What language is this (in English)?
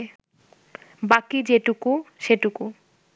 Bangla